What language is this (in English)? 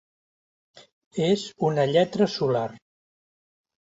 Catalan